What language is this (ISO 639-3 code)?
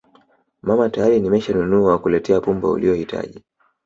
swa